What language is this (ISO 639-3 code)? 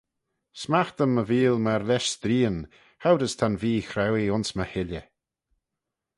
glv